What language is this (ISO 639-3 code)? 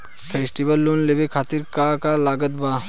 bho